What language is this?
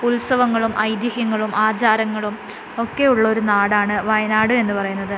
Malayalam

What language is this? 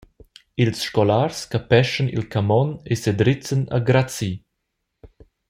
Romansh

